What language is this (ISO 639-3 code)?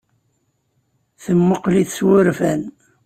kab